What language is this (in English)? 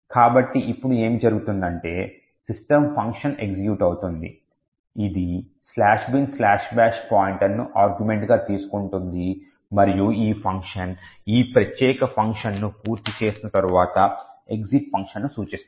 Telugu